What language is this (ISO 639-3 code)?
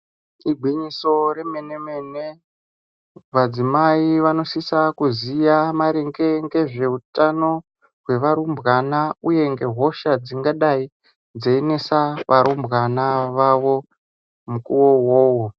ndc